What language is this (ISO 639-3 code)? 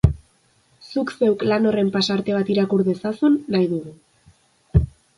eus